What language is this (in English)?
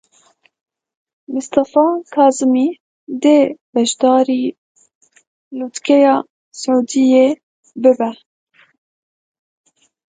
Kurdish